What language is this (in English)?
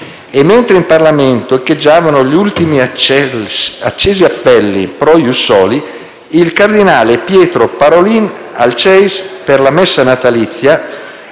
Italian